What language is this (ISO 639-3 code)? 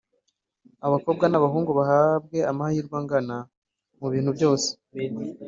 kin